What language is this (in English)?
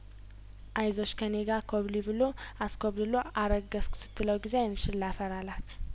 Amharic